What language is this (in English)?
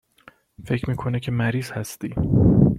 Persian